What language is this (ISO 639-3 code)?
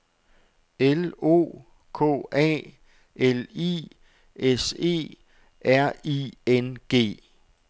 dan